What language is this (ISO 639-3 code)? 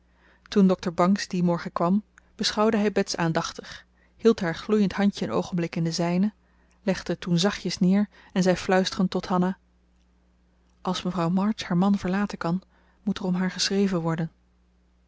nld